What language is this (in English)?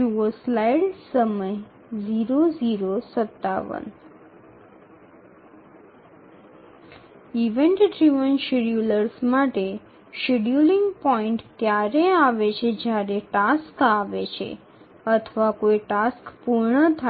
Bangla